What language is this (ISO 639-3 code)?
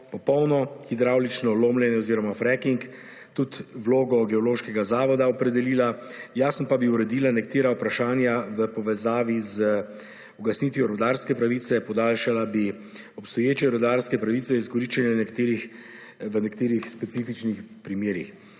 slv